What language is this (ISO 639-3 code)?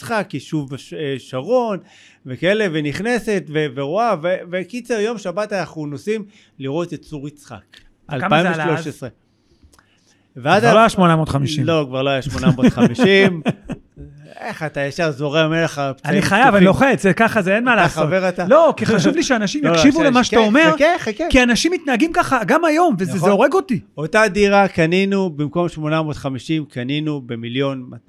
heb